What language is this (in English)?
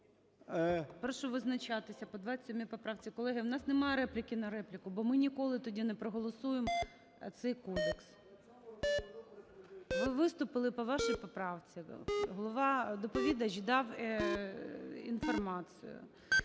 Ukrainian